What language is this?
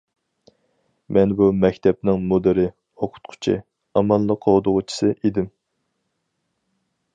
Uyghur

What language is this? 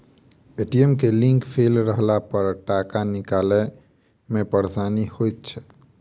Maithili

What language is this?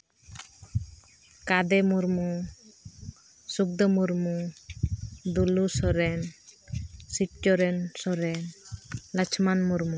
Santali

